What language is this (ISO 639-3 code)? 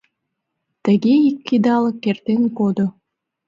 chm